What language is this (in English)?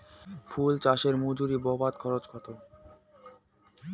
Bangla